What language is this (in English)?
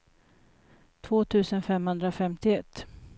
Swedish